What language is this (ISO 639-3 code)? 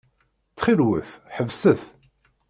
kab